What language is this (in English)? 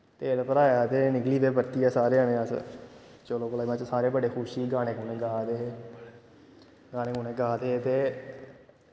Dogri